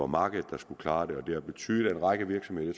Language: Danish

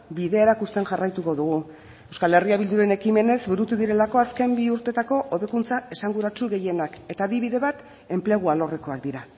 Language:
Basque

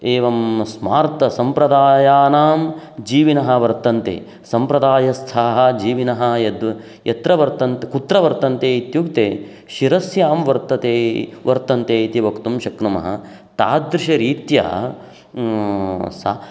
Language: Sanskrit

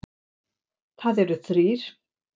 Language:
Icelandic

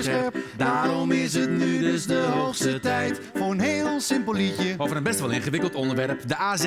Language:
Dutch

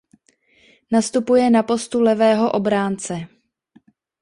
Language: Czech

